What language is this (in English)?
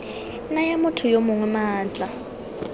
Tswana